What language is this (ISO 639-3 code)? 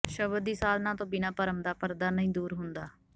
pan